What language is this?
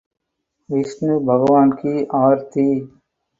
Hindi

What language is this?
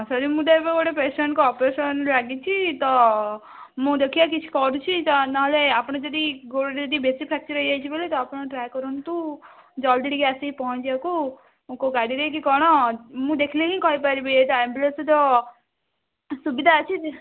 Odia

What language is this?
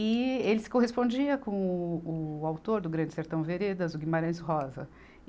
Portuguese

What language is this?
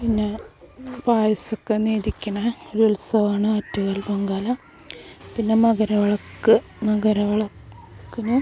Malayalam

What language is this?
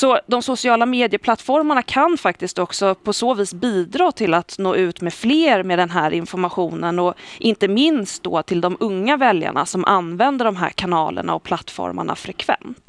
Swedish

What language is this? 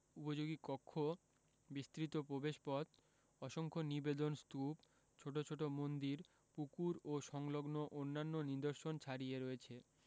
Bangla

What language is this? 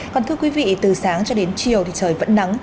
Vietnamese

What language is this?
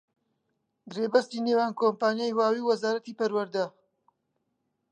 Central Kurdish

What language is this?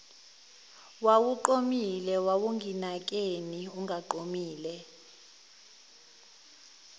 Zulu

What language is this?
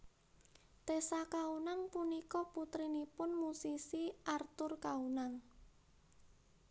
Javanese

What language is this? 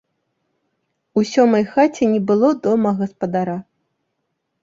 Belarusian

